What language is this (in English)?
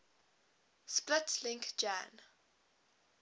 English